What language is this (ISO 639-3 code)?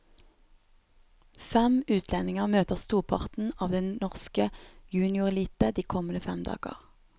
nor